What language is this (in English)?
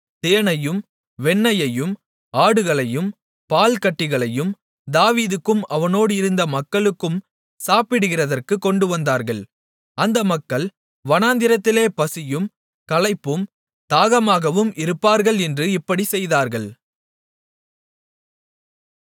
Tamil